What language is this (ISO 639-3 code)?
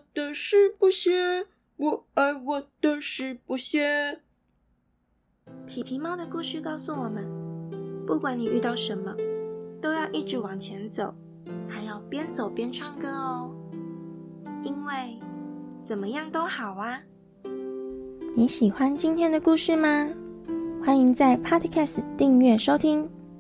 zho